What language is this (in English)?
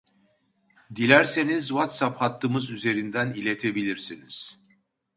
Turkish